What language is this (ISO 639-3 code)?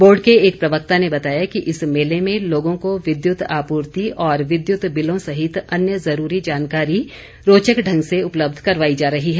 hin